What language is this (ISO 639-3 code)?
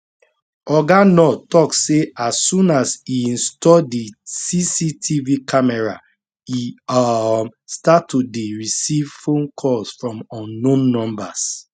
pcm